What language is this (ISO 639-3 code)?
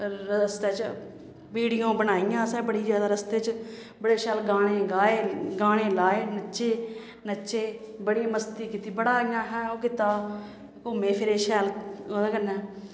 doi